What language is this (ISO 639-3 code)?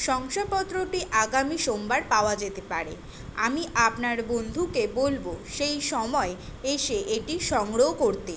ben